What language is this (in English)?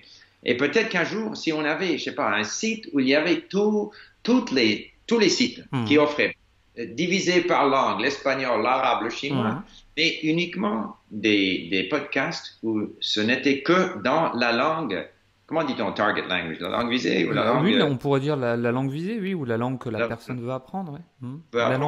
French